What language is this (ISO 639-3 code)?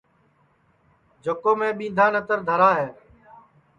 ssi